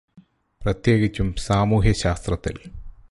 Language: Malayalam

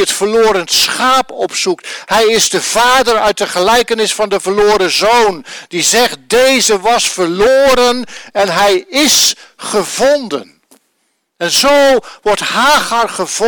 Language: Dutch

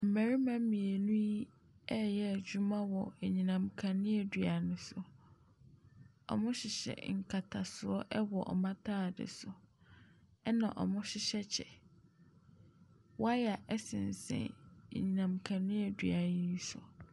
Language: Akan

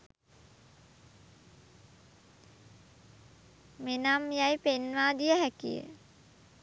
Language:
Sinhala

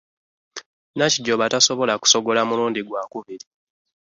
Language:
Ganda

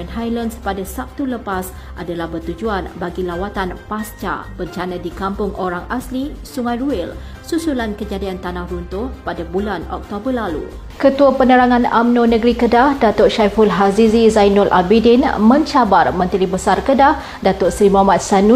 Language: Malay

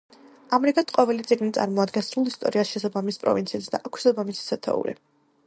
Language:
Georgian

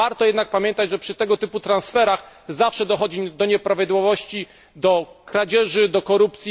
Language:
Polish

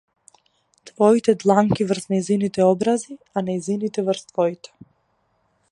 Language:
Macedonian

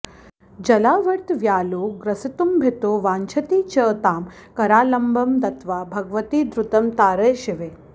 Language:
Sanskrit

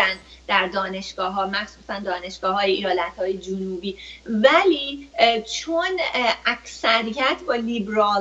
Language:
Persian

